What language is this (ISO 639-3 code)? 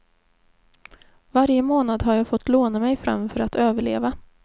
swe